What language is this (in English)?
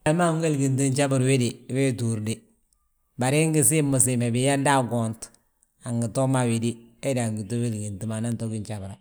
Balanta-Ganja